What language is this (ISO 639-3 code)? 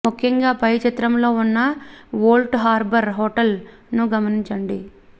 tel